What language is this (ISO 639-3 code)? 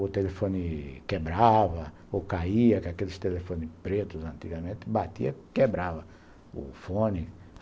por